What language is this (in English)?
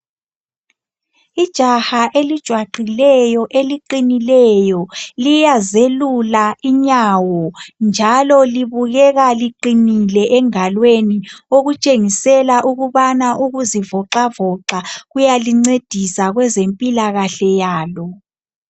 North Ndebele